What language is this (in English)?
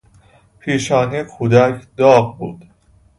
Persian